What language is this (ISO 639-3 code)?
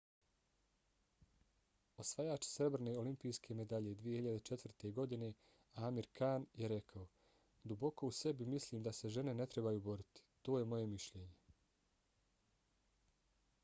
bos